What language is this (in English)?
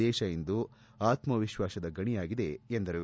Kannada